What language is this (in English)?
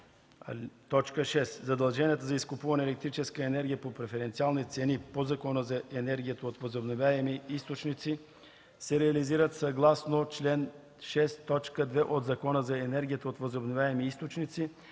Bulgarian